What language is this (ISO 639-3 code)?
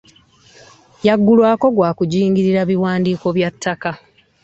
lug